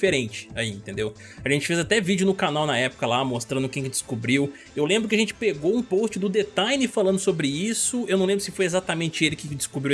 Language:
Portuguese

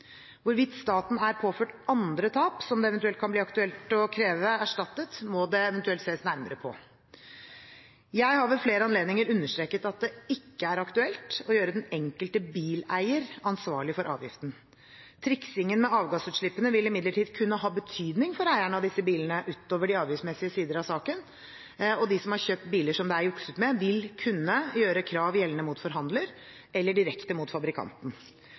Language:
Norwegian Bokmål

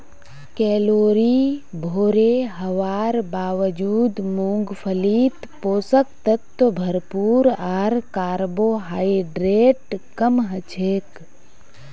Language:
Magahi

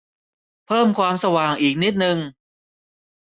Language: Thai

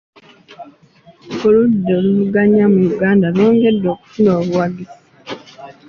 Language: Ganda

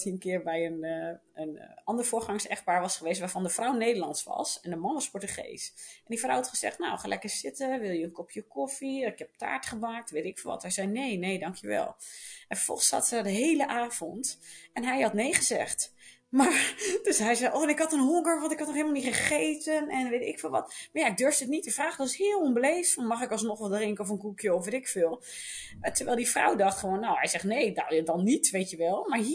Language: Dutch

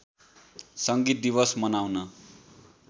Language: Nepali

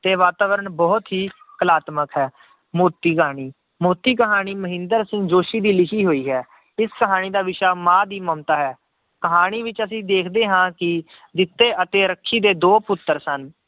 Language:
Punjabi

